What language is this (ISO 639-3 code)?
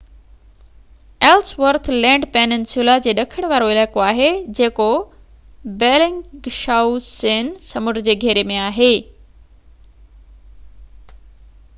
snd